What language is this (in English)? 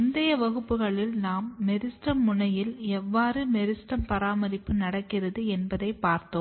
Tamil